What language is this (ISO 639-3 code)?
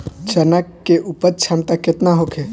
bho